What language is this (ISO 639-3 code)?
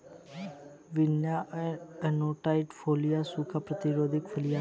hin